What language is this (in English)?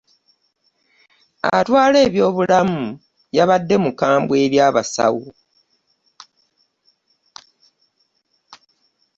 Ganda